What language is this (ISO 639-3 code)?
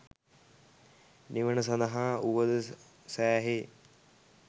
sin